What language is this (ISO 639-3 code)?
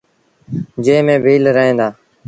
sbn